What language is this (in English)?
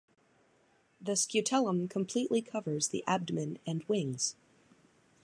English